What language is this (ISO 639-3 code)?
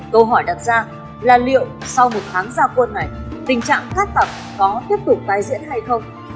vie